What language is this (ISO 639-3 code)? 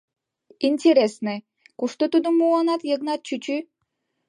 chm